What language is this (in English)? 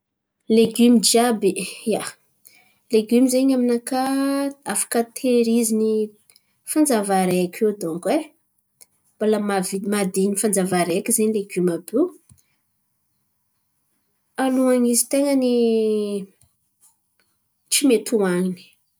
Antankarana Malagasy